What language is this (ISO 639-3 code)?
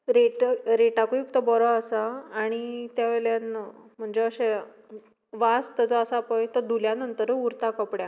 kok